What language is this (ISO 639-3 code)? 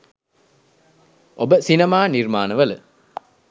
sin